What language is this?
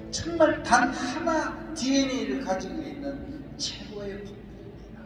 Korean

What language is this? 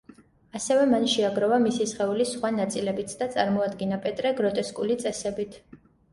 Georgian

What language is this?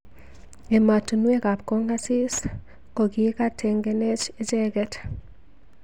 Kalenjin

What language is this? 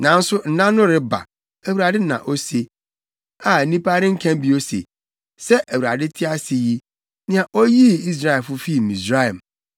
Akan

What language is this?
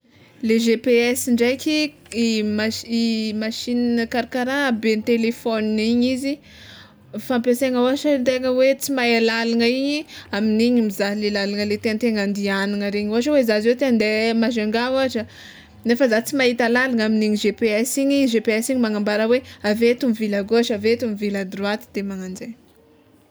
Tsimihety Malagasy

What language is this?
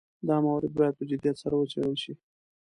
Pashto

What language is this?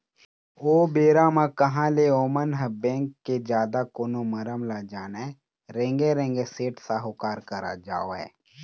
Chhattisgarhi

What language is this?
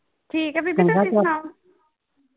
Punjabi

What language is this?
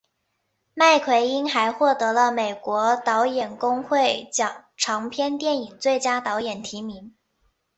Chinese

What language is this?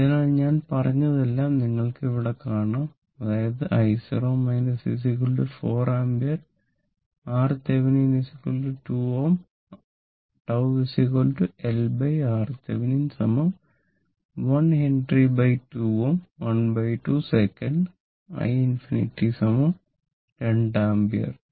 Malayalam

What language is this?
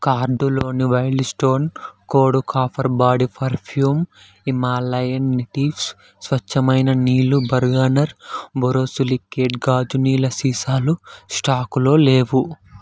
Telugu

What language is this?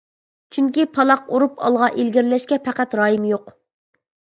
Uyghur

